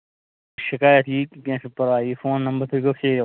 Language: Kashmiri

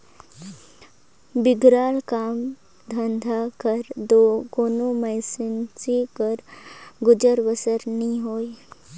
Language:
Chhattisgarhi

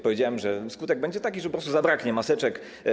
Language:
Polish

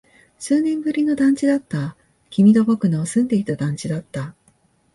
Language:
Japanese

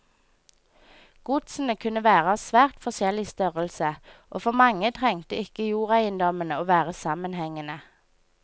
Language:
Norwegian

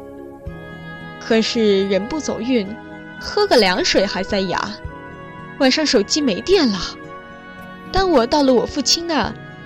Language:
Chinese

